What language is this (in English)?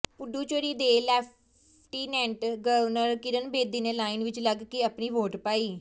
Punjabi